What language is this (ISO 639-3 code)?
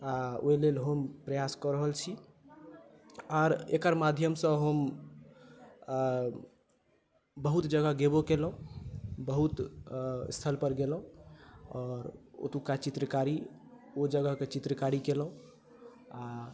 mai